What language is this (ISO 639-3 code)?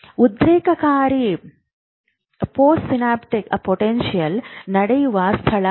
kan